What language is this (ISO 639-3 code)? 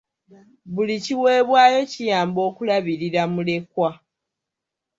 lug